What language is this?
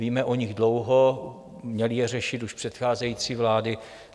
Czech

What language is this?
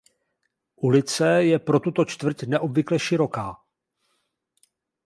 Czech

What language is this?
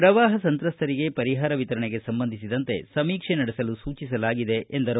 Kannada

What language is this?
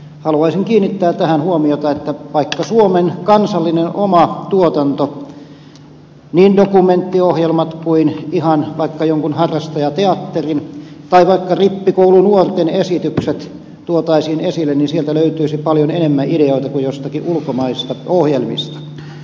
Finnish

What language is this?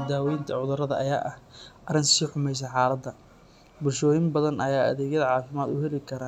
Somali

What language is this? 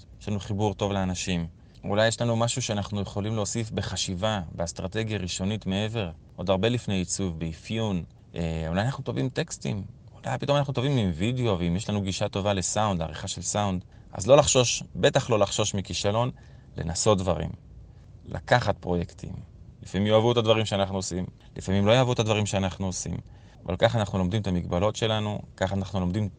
Hebrew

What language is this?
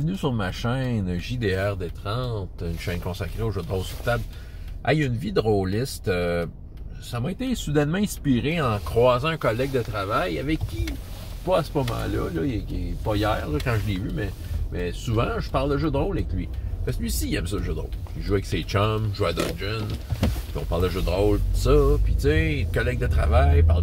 French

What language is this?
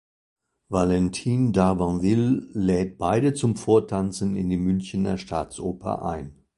German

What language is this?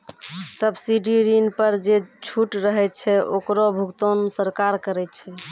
Maithili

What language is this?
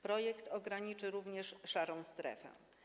Polish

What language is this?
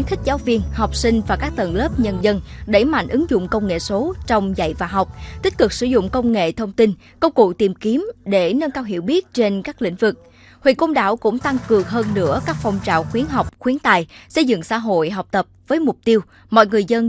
Vietnamese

